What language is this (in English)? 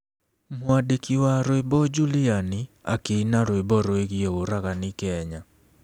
Kikuyu